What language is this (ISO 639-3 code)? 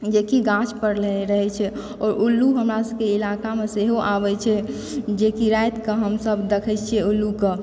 mai